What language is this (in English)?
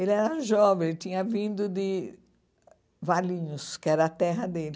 Portuguese